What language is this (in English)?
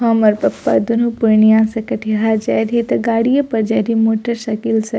Maithili